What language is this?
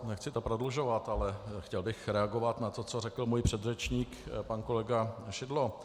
Czech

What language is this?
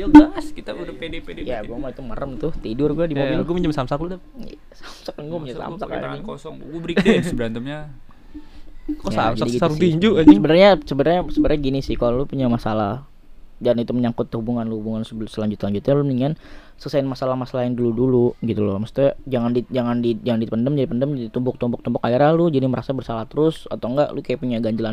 Indonesian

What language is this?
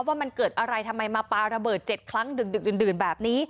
Thai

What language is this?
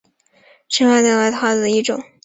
Chinese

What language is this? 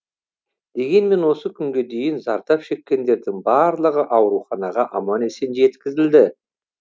Kazakh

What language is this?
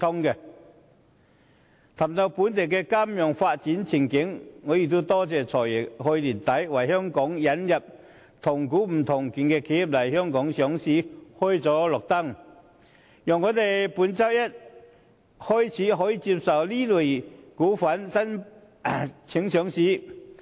Cantonese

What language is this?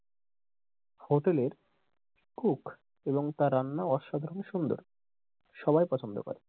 Bangla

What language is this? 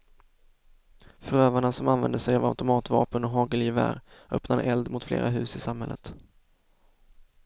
Swedish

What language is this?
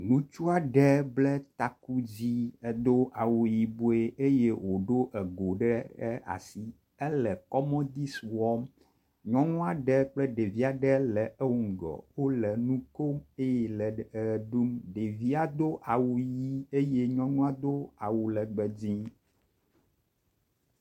Ewe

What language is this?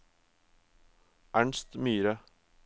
Norwegian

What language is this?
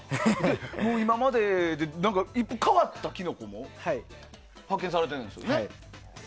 Japanese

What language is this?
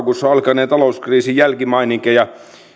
Finnish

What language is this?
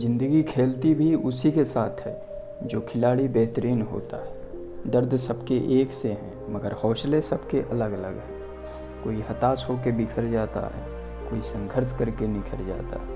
Hindi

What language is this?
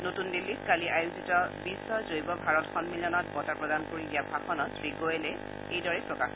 Assamese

